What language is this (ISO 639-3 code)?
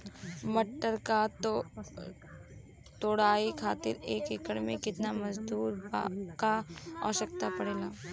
bho